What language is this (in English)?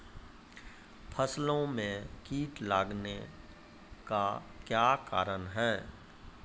Maithili